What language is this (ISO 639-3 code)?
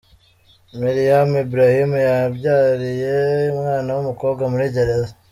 kin